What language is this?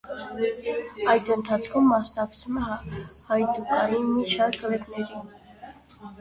Armenian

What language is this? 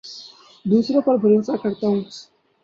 Urdu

